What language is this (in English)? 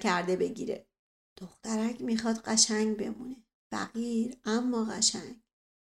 Persian